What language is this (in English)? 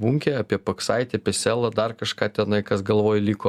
Lithuanian